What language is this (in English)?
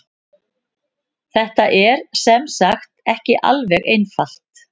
Icelandic